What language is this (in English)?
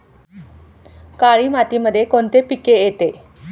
Marathi